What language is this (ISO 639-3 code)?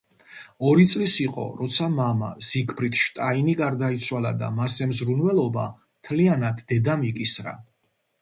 kat